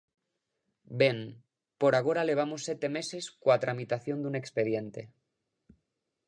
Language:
Galician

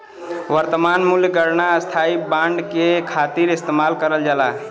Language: Bhojpuri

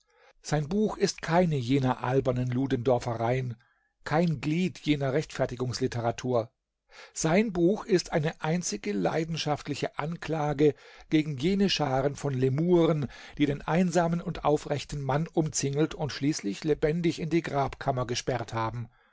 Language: German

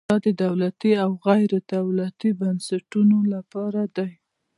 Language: Pashto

